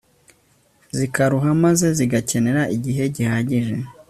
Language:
Kinyarwanda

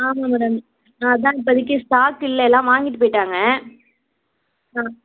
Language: Tamil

